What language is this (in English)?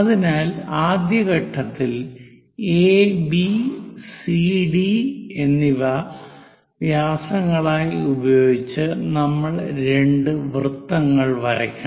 Malayalam